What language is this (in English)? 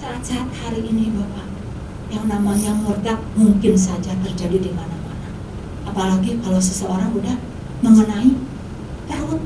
Indonesian